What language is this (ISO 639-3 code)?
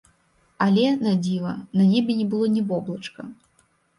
bel